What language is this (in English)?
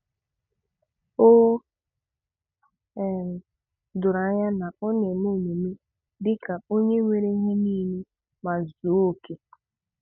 Igbo